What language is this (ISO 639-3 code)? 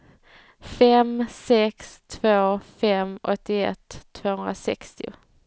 swe